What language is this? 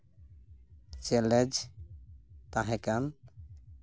Santali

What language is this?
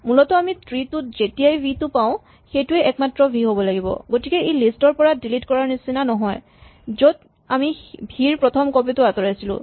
Assamese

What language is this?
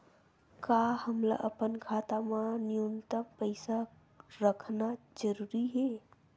Chhattisgarhi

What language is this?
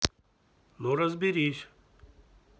Russian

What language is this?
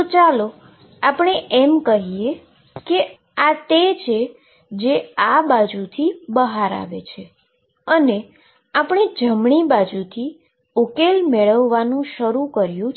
Gujarati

